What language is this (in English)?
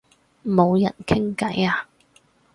Cantonese